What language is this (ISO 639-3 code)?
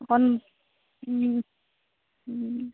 asm